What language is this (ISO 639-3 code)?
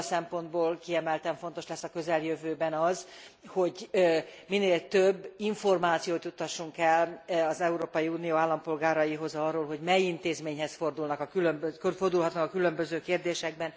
hun